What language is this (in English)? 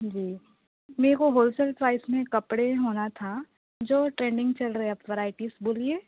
Urdu